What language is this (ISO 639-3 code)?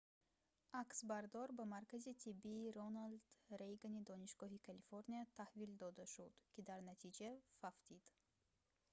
tgk